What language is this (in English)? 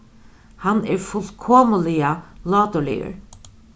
Faroese